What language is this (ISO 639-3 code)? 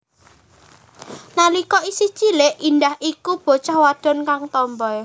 jav